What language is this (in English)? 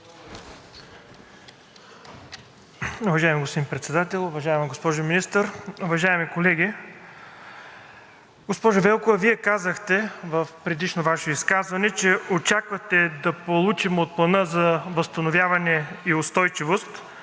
Bulgarian